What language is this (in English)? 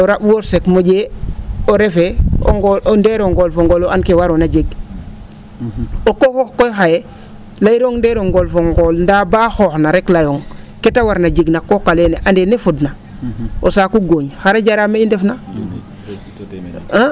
Serer